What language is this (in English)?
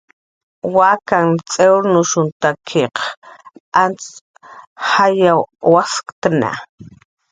Jaqaru